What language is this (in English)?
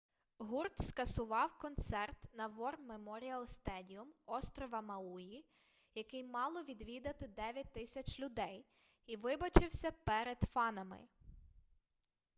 Ukrainian